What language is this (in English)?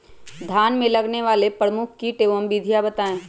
Magahi